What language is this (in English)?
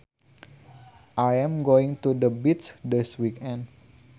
Sundanese